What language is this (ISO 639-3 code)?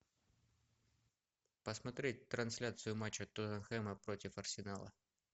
rus